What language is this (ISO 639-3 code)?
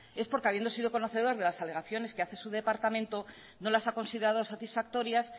spa